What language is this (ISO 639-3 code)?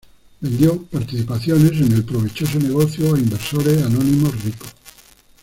spa